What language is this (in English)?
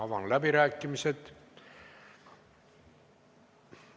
Estonian